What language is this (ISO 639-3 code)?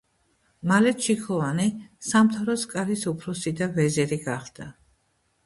kat